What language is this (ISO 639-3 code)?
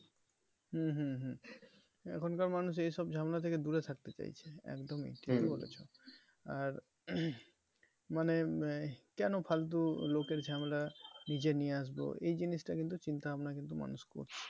ben